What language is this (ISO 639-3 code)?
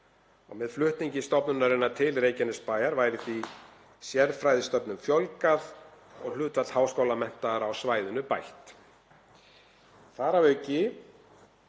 isl